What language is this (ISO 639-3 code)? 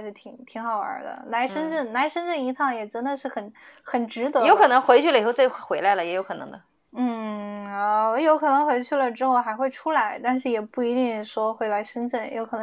zho